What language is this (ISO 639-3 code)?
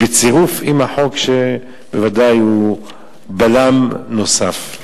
heb